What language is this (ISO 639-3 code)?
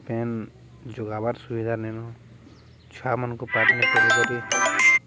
ori